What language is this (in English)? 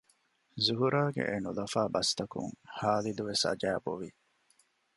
Divehi